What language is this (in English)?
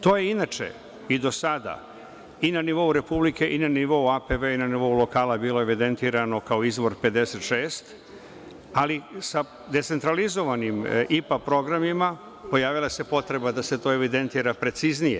Serbian